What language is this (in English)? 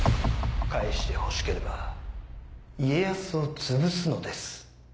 Japanese